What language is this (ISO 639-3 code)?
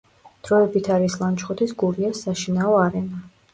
kat